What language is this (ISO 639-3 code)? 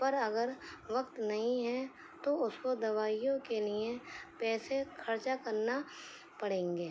urd